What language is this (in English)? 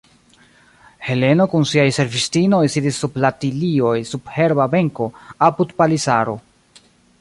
Esperanto